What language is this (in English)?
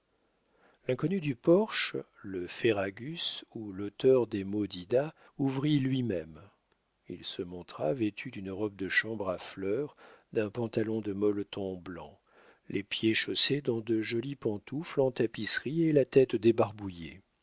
French